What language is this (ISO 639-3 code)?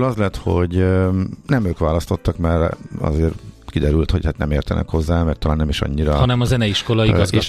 hun